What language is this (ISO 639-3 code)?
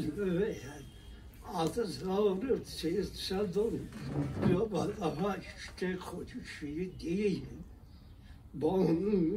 fas